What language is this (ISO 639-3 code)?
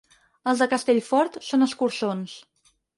cat